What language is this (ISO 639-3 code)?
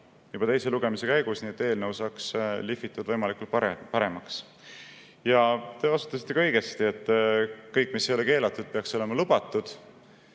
est